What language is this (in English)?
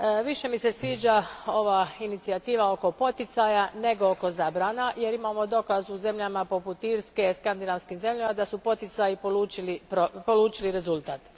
Croatian